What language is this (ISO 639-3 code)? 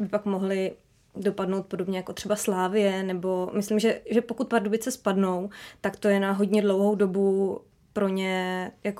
ces